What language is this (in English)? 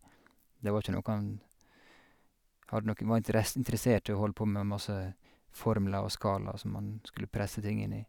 Norwegian